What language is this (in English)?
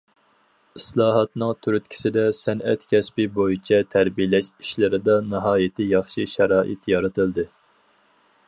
Uyghur